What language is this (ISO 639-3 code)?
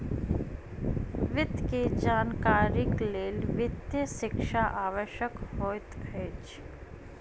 mai